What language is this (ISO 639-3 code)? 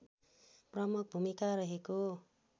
nep